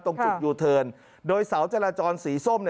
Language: Thai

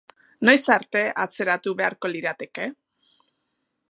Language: Basque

